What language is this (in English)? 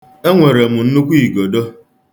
Igbo